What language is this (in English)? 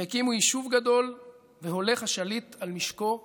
Hebrew